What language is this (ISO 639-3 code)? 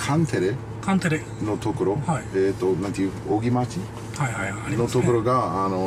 jpn